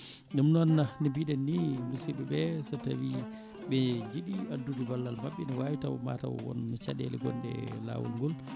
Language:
Fula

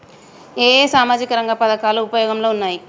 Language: Telugu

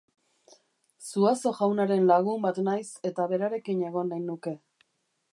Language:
Basque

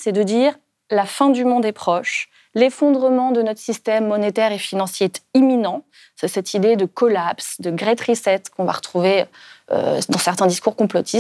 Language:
French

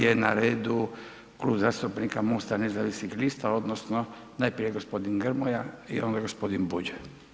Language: Croatian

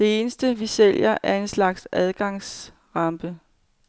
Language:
Danish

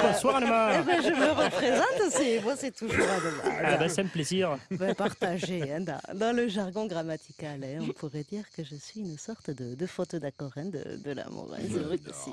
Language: French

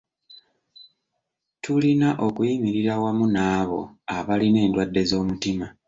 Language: Ganda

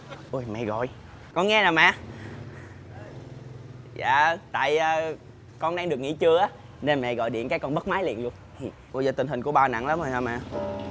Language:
Vietnamese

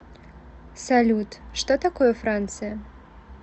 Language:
Russian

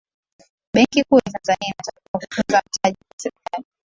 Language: Swahili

